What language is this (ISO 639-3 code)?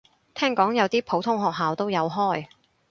yue